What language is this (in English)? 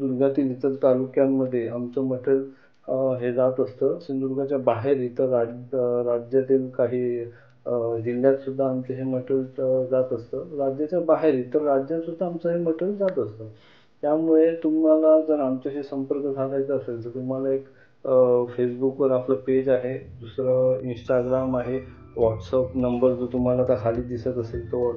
Marathi